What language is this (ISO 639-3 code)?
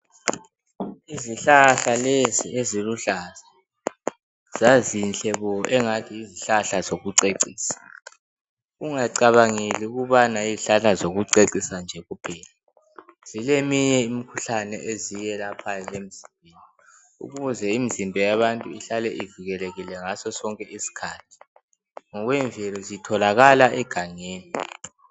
nde